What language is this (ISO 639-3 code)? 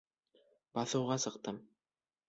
bak